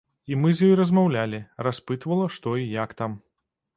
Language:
Belarusian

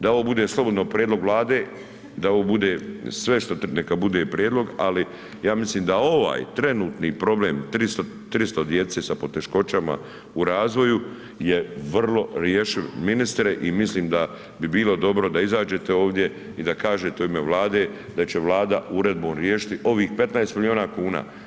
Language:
Croatian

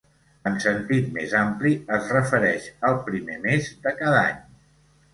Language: Catalan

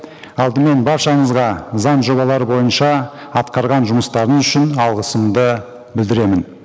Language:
Kazakh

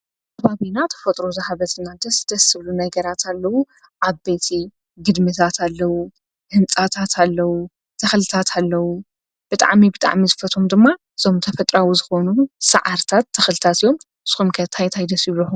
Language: Tigrinya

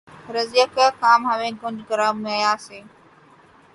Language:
Urdu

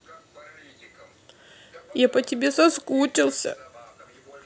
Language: Russian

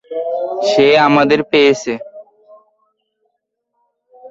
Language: Bangla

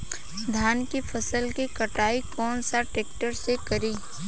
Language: Bhojpuri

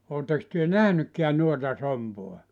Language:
Finnish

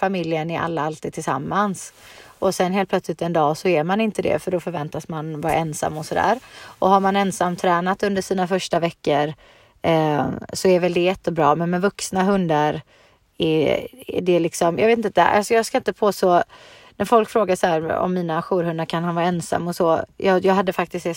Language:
Swedish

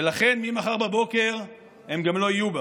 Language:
Hebrew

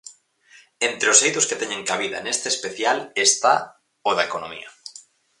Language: Galician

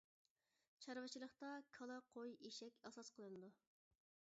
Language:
Uyghur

